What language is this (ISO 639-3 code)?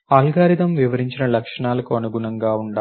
tel